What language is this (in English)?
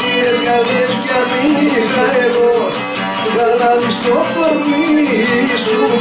Greek